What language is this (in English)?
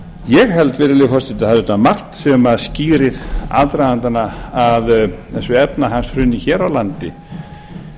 Icelandic